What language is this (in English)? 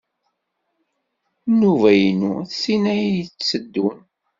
Kabyle